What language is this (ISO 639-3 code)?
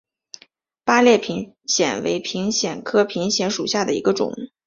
zho